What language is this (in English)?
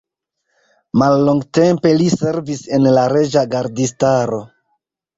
Esperanto